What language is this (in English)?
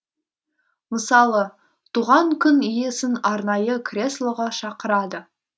Kazakh